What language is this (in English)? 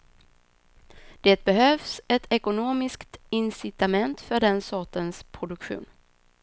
Swedish